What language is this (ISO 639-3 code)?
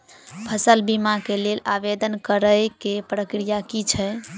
mai